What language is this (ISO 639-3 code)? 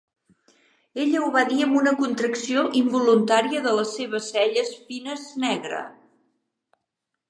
cat